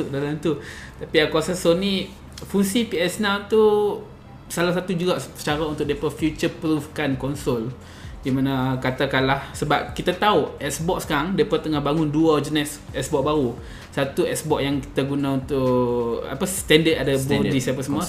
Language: Malay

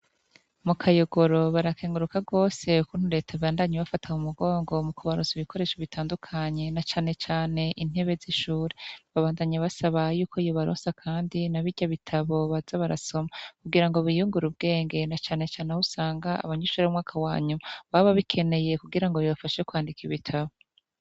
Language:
Rundi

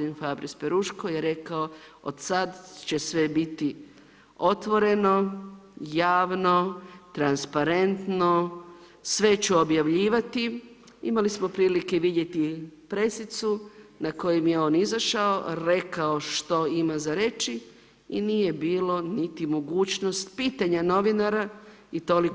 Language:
Croatian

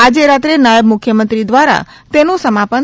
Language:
Gujarati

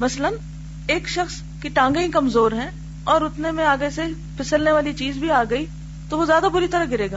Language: Urdu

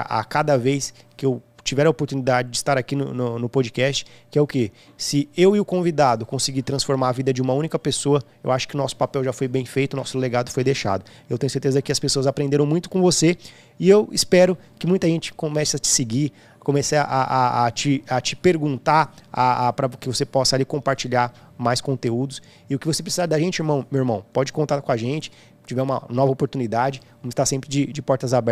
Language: Portuguese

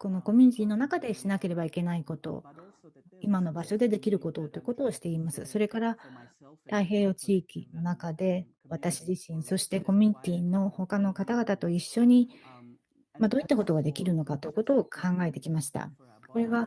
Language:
Japanese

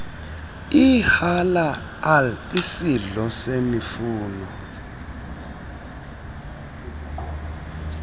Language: Xhosa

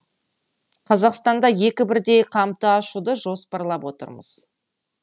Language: Kazakh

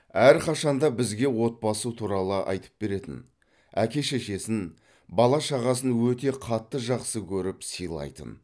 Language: Kazakh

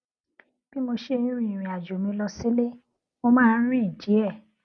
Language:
Yoruba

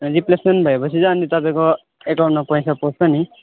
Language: Nepali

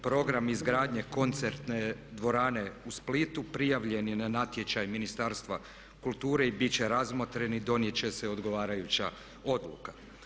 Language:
Croatian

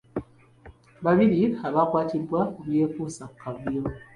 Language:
Ganda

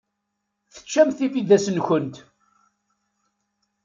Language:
Kabyle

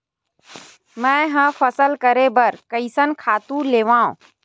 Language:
Chhattisgarhi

